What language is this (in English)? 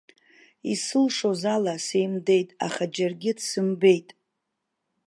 Abkhazian